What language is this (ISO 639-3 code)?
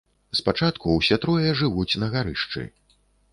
bel